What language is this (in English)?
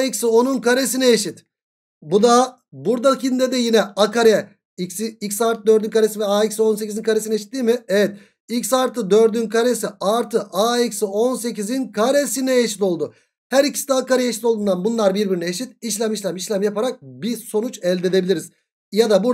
Turkish